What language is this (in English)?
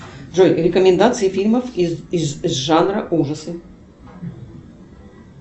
Russian